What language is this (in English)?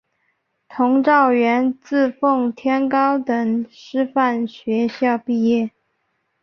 Chinese